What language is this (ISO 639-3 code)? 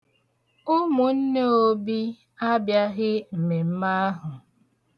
ibo